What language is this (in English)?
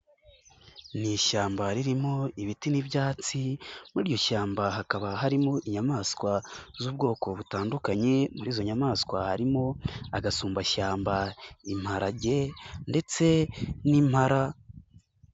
Kinyarwanda